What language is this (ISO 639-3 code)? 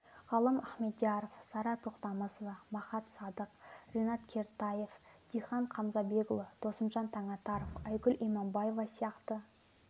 kaz